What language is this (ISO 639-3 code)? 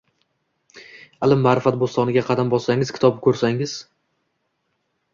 uzb